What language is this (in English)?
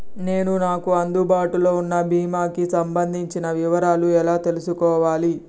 Telugu